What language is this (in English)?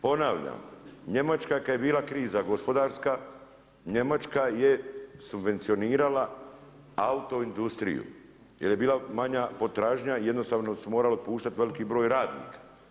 Croatian